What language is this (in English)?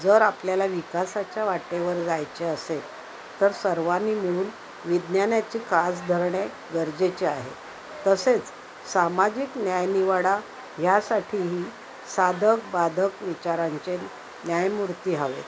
Marathi